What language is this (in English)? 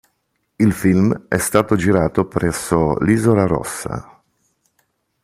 Italian